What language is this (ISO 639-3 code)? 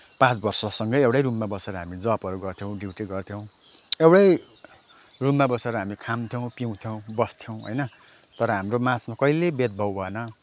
nep